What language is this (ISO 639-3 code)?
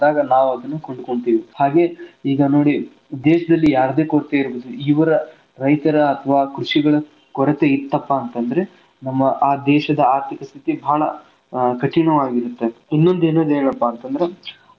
kan